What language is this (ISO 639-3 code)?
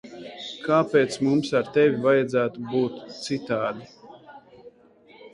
lav